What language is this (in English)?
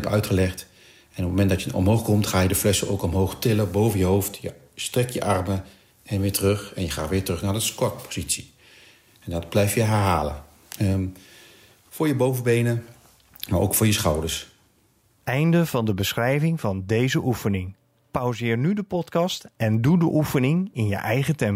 Dutch